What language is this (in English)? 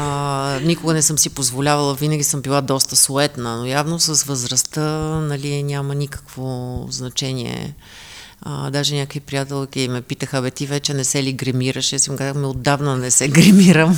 Bulgarian